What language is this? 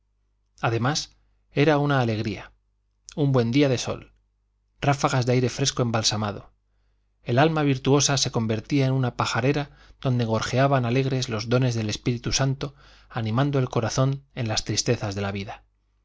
Spanish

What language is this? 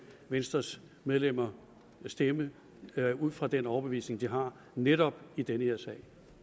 Danish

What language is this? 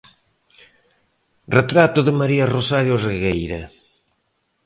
Galician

